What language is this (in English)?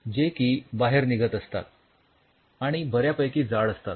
Marathi